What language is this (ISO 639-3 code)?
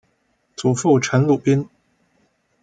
zho